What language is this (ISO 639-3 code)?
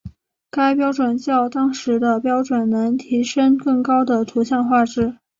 zho